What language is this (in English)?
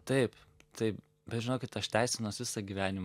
Lithuanian